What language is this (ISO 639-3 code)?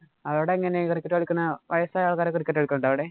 mal